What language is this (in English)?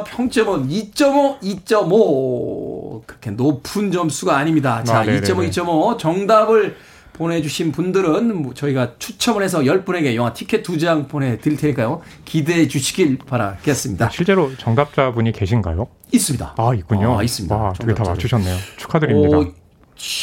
Korean